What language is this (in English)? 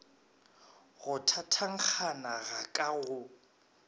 Northern Sotho